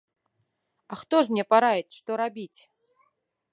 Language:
Belarusian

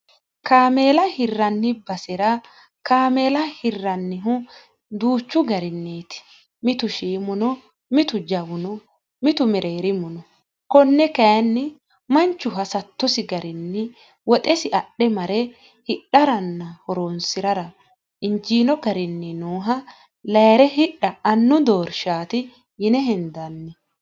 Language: Sidamo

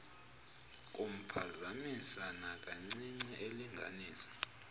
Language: Xhosa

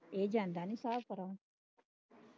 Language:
Punjabi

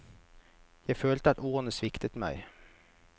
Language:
Norwegian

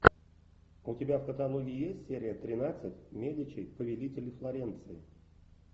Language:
Russian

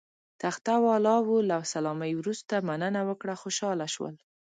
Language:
Pashto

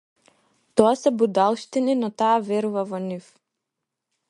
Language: Macedonian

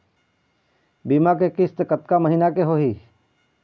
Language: Chhattisgarhi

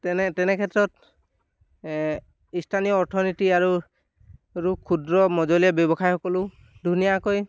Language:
Assamese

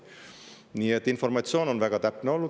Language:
Estonian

